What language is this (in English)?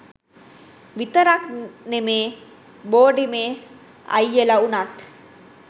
Sinhala